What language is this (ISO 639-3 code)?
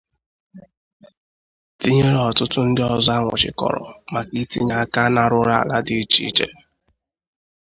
ibo